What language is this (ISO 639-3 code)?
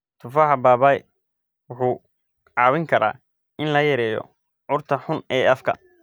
som